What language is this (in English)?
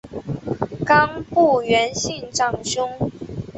Chinese